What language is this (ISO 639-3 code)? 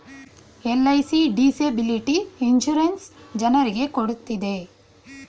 kan